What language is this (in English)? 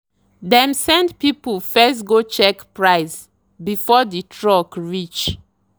Nigerian Pidgin